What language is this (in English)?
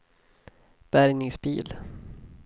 Swedish